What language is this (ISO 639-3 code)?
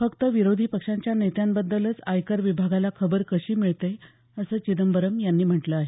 mar